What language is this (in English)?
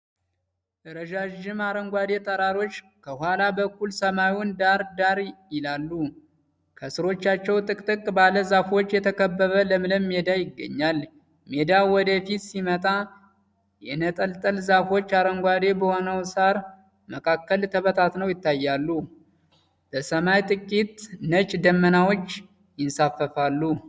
Amharic